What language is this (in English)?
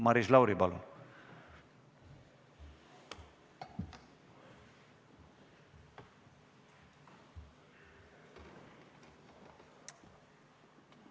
Estonian